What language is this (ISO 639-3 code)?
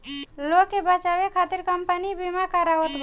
bho